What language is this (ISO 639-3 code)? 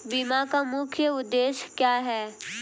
hin